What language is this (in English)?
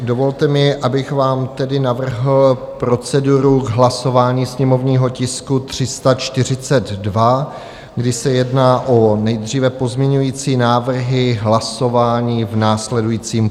Czech